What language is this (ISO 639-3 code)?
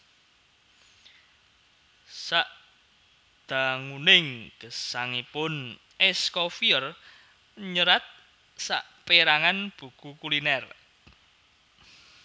jav